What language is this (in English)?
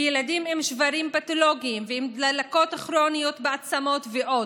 Hebrew